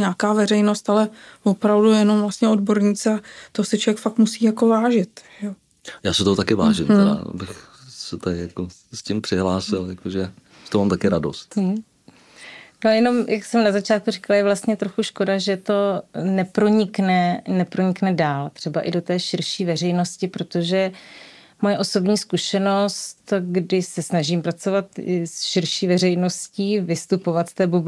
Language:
Czech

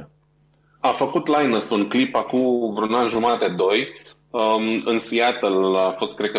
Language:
Romanian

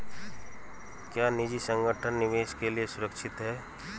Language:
Hindi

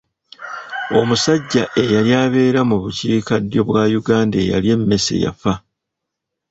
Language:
Ganda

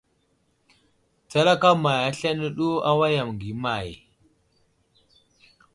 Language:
Wuzlam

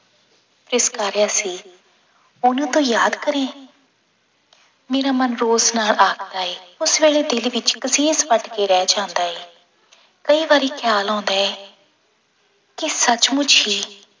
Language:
Punjabi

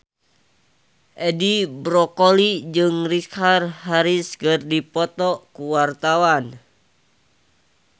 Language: Sundanese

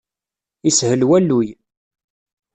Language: Kabyle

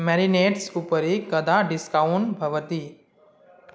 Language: Sanskrit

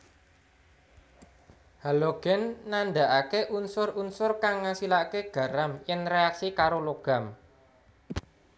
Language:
Javanese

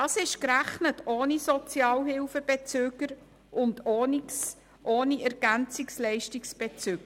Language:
Swiss German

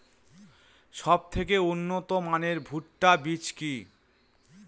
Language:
Bangla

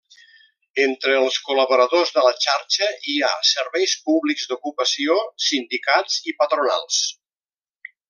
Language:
Catalan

